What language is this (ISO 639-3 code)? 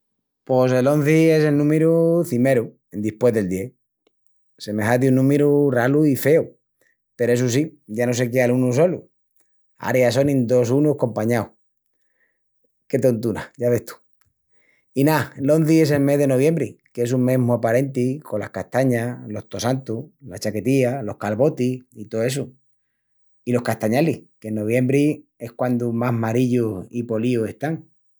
ext